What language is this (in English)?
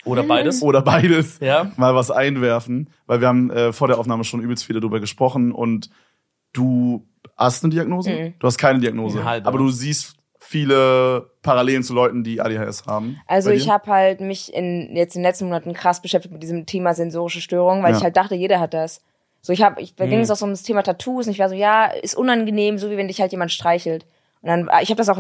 German